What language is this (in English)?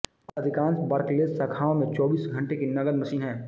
Hindi